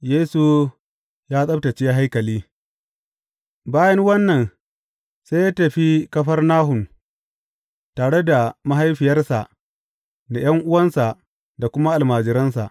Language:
Hausa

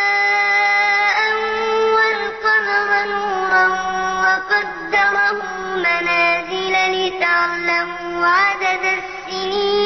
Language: Arabic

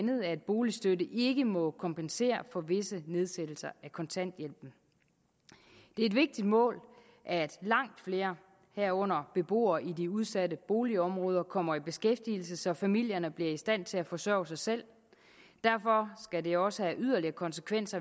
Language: Danish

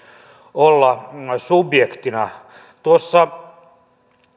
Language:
Finnish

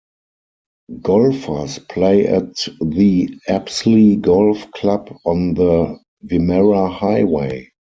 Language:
English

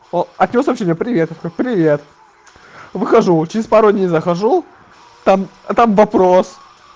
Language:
Russian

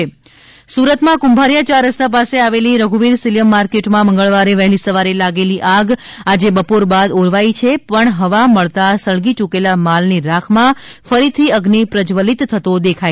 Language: Gujarati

